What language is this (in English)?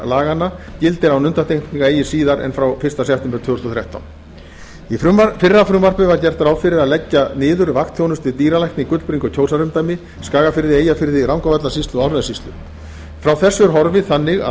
Icelandic